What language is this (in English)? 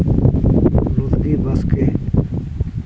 Santali